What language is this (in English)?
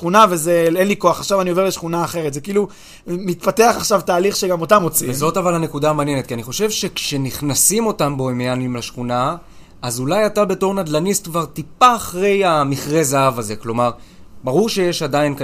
Hebrew